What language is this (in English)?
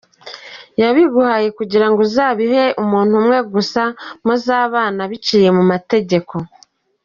Kinyarwanda